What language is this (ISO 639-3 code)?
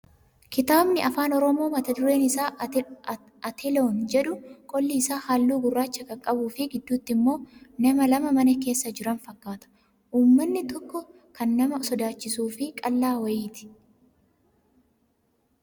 orm